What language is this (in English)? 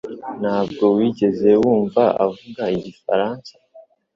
Kinyarwanda